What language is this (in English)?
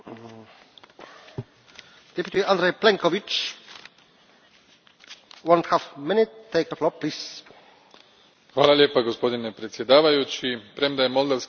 Croatian